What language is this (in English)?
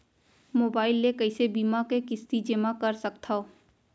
Chhattisgarhi